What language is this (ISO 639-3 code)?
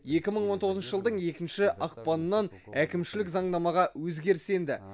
kaz